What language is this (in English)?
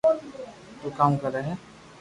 Loarki